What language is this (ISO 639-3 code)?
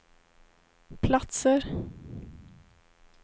swe